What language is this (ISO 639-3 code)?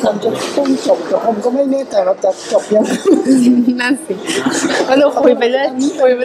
tha